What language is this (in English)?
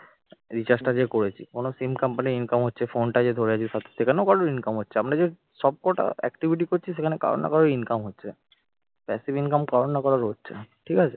Bangla